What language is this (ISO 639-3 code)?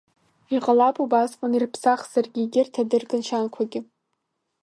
abk